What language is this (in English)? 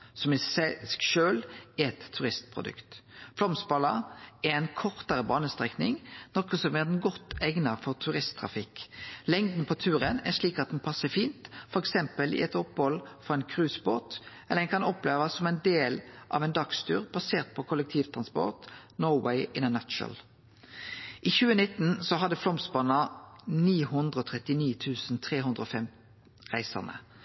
Norwegian Nynorsk